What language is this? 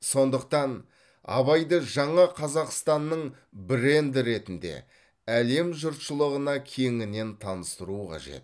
Kazakh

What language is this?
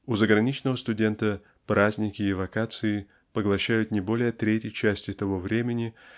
Russian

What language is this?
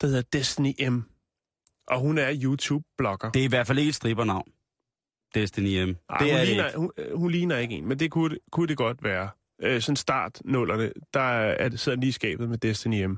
Danish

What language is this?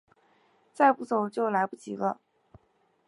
Chinese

